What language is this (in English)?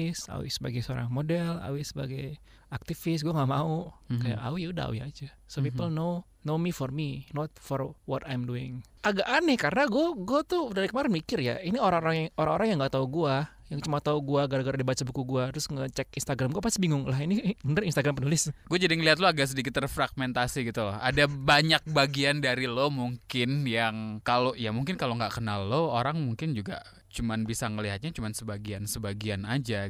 Indonesian